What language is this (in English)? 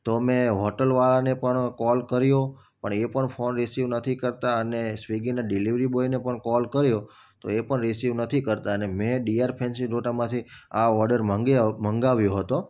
Gujarati